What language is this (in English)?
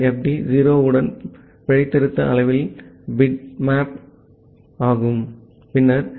Tamil